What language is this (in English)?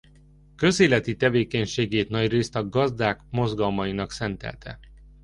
Hungarian